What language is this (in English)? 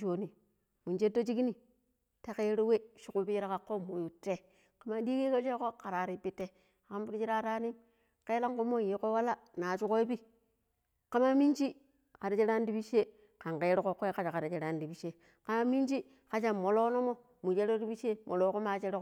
Pero